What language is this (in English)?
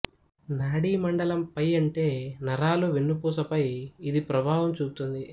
Telugu